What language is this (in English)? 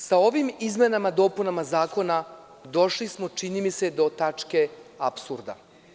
Serbian